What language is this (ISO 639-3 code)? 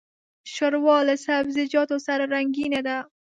pus